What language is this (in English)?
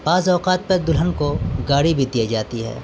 Urdu